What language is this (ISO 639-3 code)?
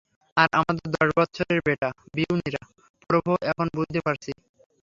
ben